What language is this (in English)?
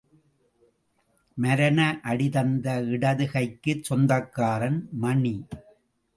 Tamil